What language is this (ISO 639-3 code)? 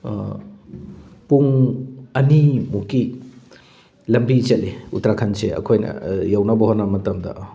mni